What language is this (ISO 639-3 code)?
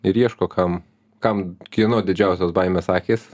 lit